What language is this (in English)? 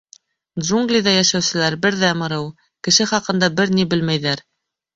Bashkir